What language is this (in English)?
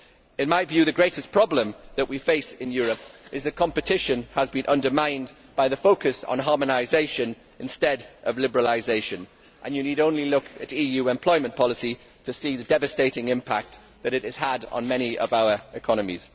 English